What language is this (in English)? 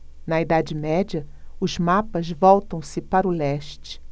Portuguese